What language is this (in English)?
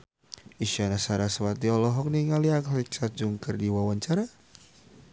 Sundanese